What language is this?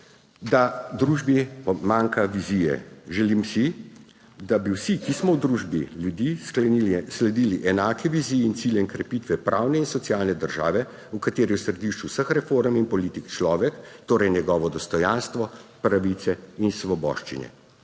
Slovenian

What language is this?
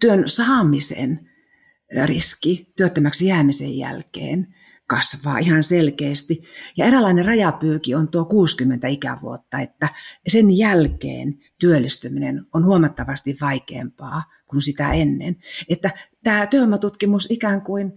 Finnish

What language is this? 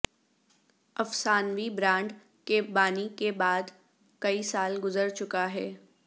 Urdu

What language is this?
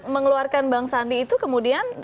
Indonesian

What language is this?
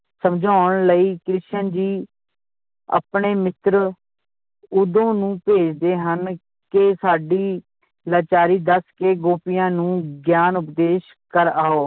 Punjabi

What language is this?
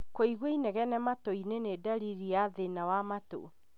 Kikuyu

